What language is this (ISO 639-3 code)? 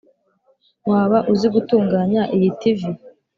kin